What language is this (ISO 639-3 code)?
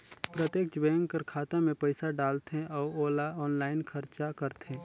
hne